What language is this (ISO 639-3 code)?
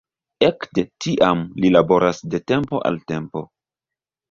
epo